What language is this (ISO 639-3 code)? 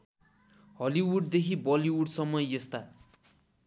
nep